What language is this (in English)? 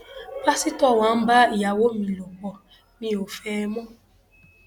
Yoruba